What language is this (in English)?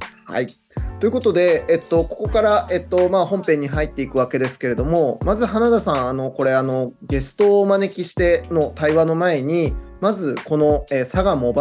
Japanese